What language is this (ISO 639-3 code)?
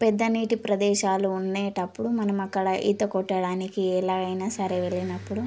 tel